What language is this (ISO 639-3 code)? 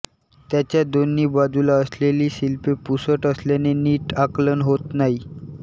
mar